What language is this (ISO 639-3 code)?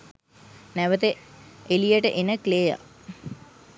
sin